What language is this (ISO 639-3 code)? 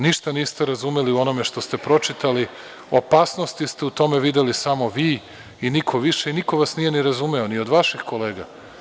srp